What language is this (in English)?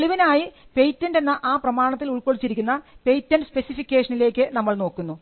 Malayalam